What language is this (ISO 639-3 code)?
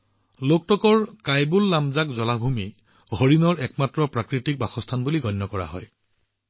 asm